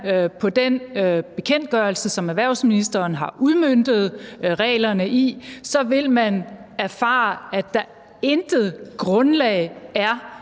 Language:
Danish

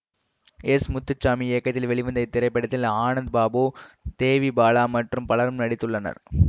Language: Tamil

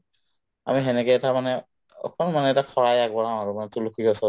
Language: Assamese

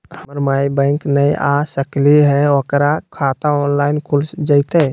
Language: Magahi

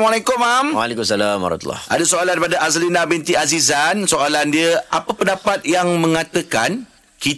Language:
Malay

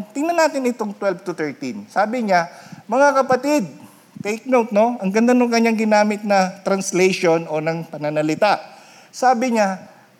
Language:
Filipino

